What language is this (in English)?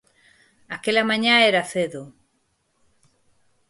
Galician